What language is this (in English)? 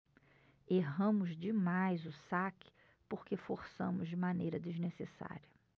Portuguese